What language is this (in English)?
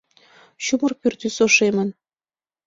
Mari